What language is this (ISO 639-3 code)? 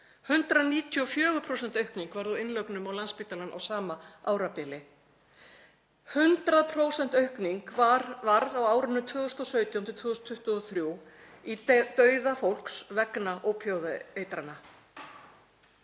isl